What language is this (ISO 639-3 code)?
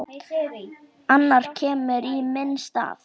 isl